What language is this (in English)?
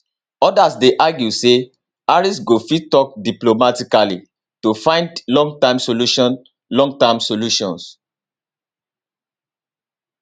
Nigerian Pidgin